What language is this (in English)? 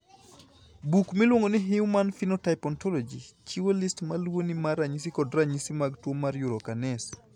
Luo (Kenya and Tanzania)